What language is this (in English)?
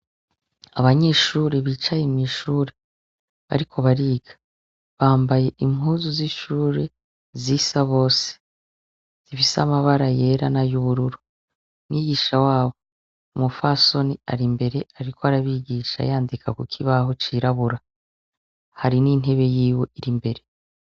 Rundi